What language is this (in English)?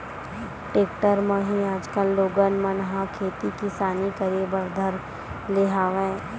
Chhattisgarhi